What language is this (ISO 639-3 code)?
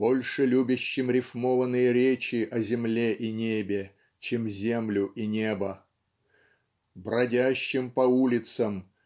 rus